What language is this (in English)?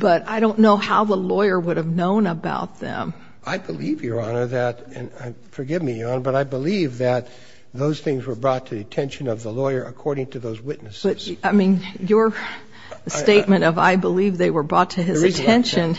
English